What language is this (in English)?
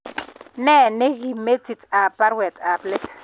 Kalenjin